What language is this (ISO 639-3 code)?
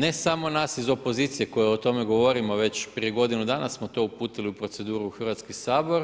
hrv